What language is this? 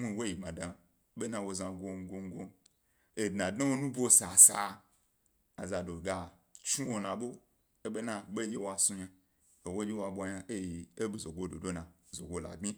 Gbari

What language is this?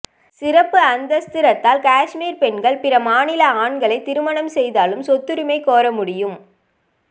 Tamil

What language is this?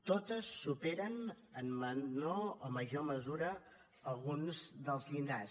Catalan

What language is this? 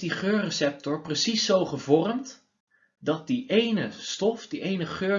Dutch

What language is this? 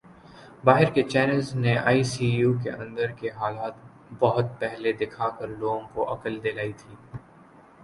Urdu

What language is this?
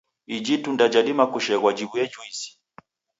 Taita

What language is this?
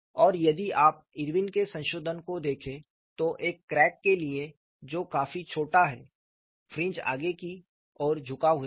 Hindi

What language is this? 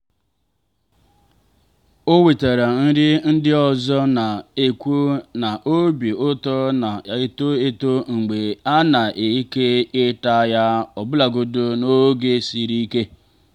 Igbo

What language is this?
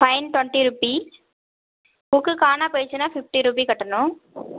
Tamil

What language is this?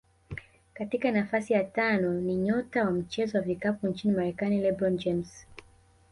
Swahili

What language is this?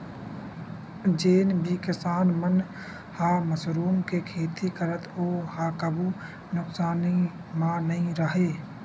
Chhattisgarhi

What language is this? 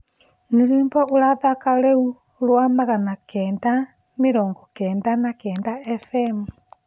Kikuyu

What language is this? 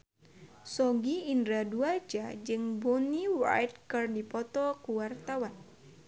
Sundanese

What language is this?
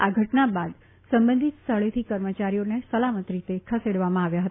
Gujarati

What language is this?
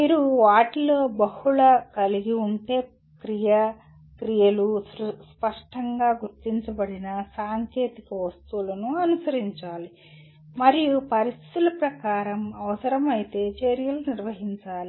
Telugu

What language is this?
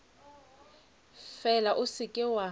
Northern Sotho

